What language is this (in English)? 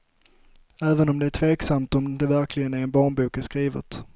Swedish